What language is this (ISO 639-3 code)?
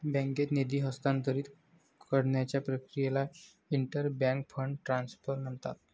mar